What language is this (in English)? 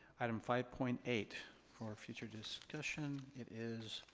English